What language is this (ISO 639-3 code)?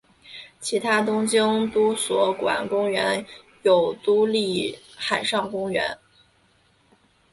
zho